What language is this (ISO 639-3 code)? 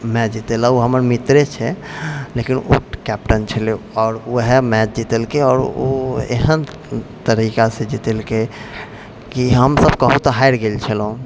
mai